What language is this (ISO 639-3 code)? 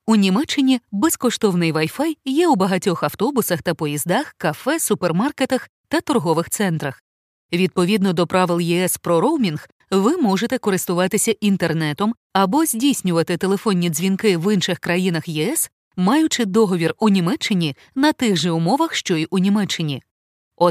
ukr